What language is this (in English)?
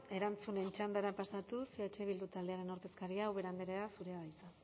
Basque